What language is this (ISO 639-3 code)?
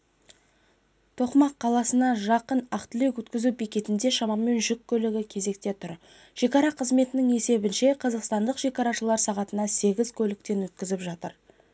kaz